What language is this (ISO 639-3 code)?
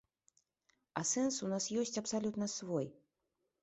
bel